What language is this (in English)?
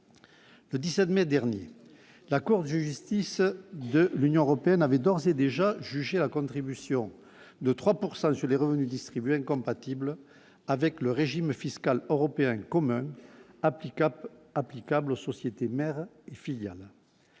French